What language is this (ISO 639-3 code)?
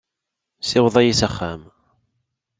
kab